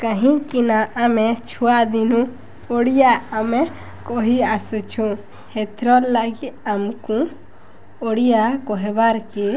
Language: Odia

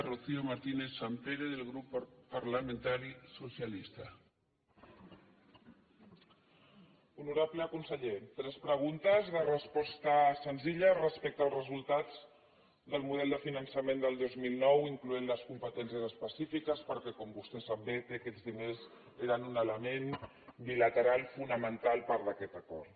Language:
Catalan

